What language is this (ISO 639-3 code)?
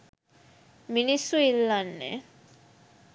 sin